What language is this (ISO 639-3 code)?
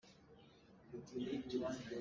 cnh